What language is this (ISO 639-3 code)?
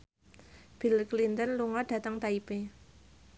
jav